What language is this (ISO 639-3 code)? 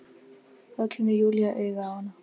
isl